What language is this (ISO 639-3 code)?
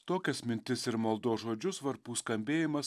lit